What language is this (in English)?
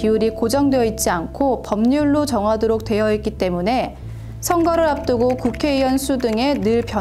Korean